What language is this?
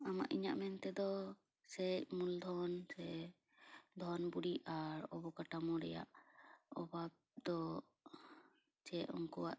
Santali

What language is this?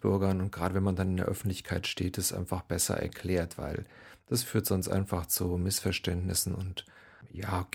German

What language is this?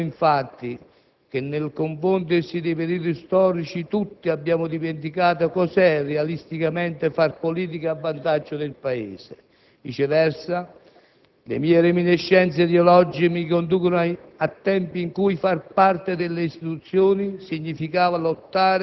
Italian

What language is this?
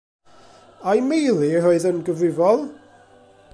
Welsh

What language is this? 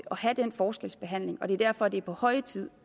Danish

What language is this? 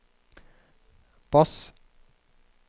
Norwegian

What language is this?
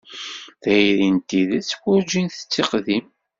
Kabyle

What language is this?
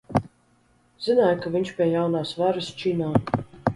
Latvian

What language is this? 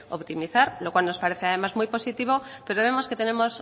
Spanish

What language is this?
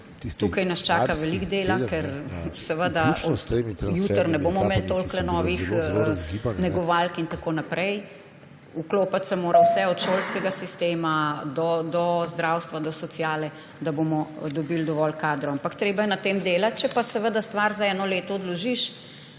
Slovenian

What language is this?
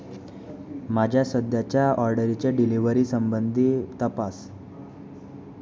Konkani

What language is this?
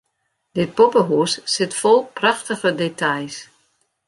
Western Frisian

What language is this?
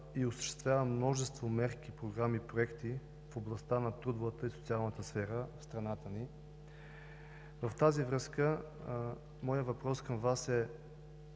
Bulgarian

